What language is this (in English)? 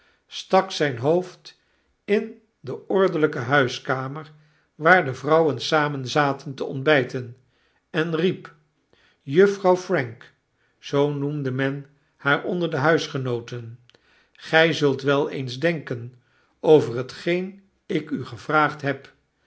Dutch